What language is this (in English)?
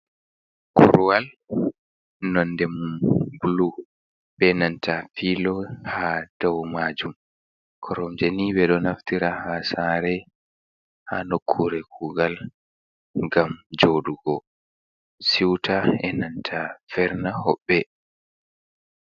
Fula